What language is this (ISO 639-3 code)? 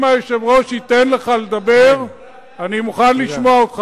heb